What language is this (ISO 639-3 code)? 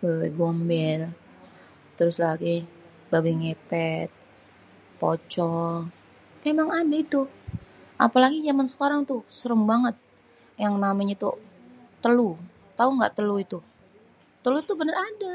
bew